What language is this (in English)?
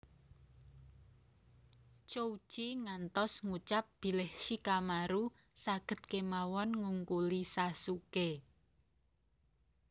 Javanese